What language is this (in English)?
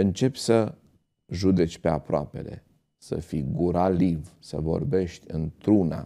Romanian